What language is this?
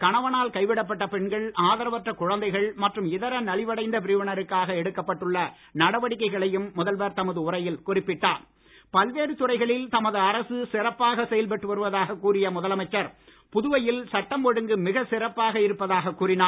Tamil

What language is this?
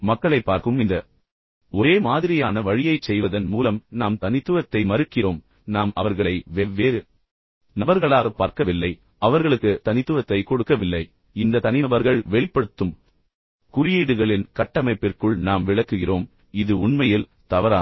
Tamil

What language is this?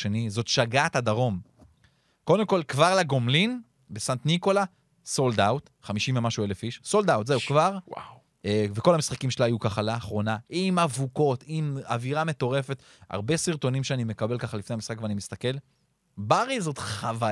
Hebrew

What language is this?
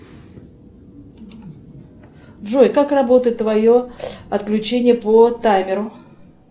Russian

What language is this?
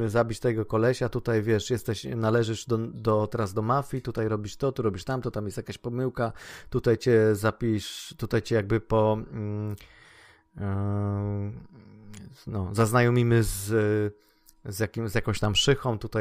Polish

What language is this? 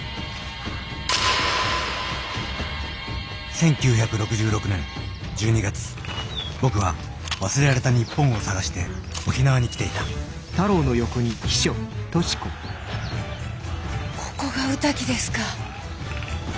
Japanese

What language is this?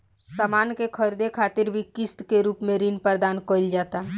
Bhojpuri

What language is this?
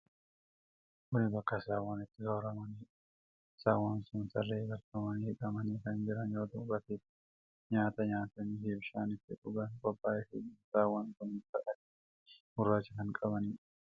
Oromo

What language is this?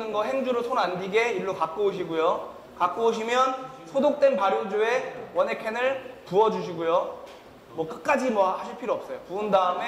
Korean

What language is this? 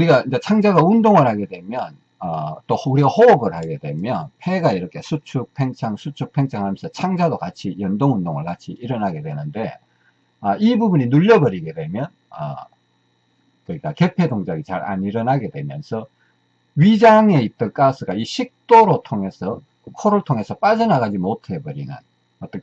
Korean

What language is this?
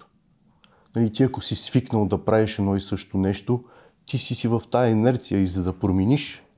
Bulgarian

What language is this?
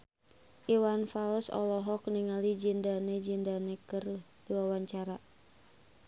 Sundanese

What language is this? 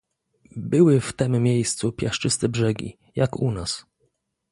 Polish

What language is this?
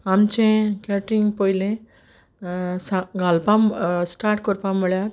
Konkani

